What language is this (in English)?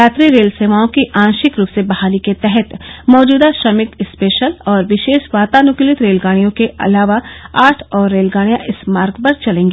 Hindi